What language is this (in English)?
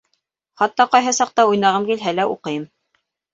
Bashkir